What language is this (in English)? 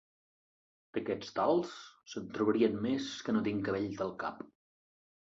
Catalan